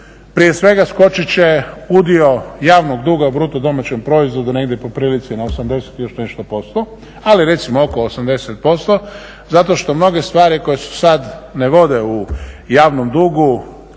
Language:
Croatian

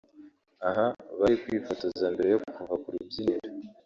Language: Kinyarwanda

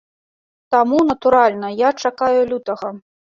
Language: Belarusian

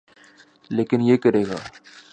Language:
Urdu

